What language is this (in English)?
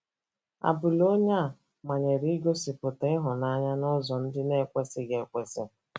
Igbo